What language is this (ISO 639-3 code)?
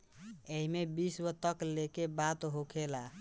bho